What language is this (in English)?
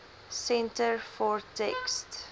Afrikaans